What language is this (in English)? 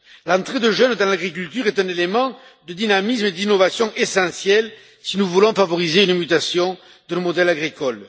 French